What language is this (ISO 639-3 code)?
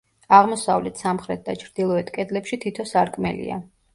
kat